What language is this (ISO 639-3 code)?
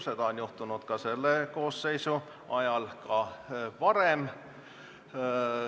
est